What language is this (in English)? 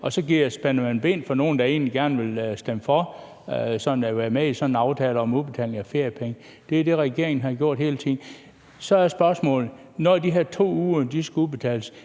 Danish